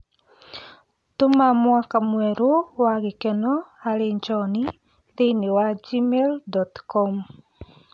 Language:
Kikuyu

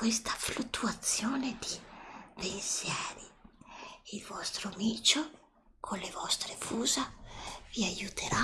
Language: Italian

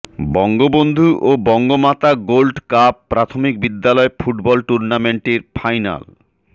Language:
Bangla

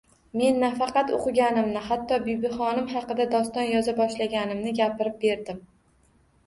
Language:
Uzbek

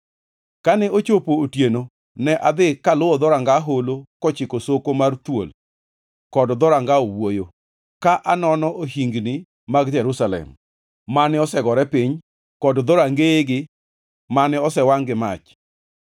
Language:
Luo (Kenya and Tanzania)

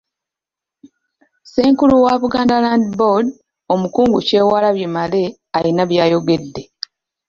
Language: Ganda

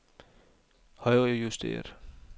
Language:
Danish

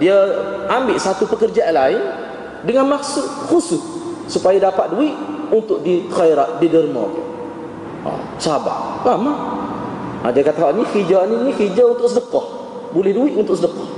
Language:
Malay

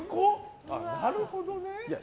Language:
Japanese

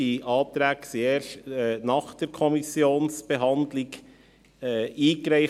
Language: Swiss German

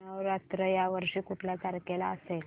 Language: Marathi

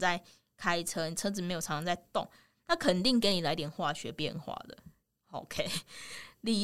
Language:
Chinese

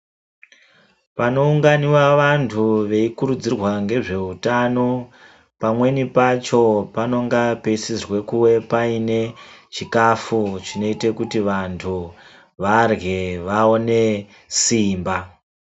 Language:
Ndau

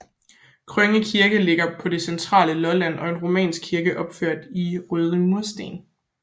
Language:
Danish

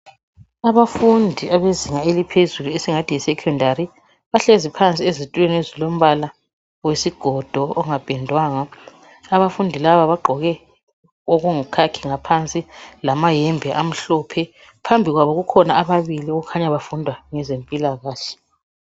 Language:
North Ndebele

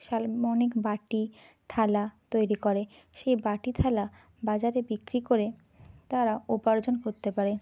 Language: Bangla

